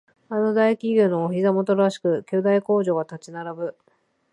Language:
Japanese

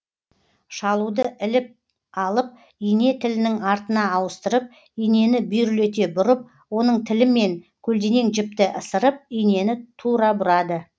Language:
Kazakh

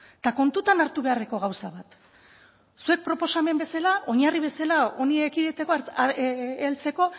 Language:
Basque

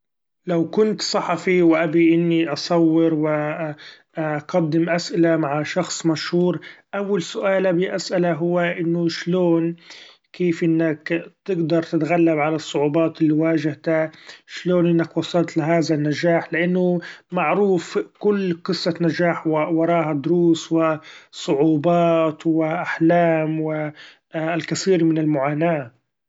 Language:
Gulf Arabic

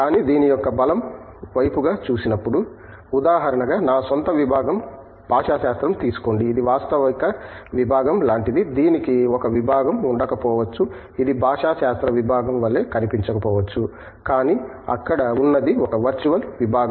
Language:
Telugu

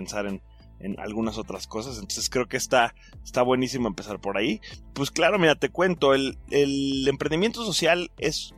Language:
Spanish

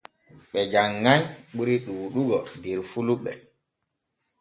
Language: Borgu Fulfulde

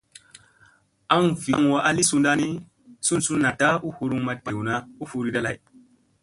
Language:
Musey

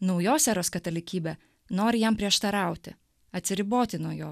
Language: Lithuanian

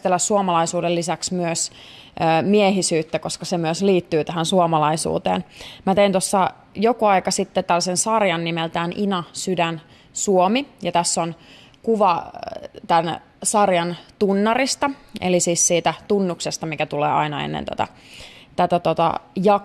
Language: Finnish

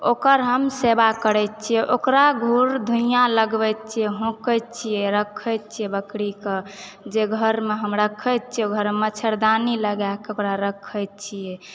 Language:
Maithili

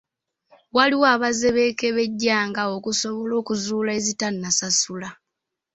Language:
Ganda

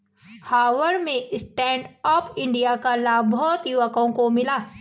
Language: Hindi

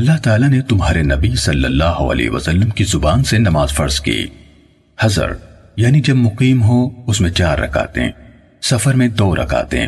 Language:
Urdu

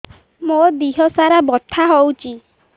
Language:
Odia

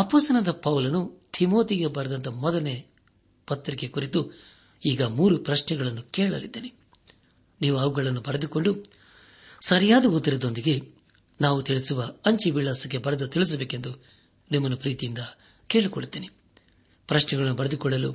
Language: Kannada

